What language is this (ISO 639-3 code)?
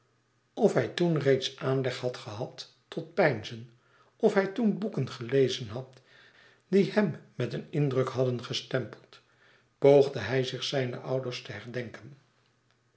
nld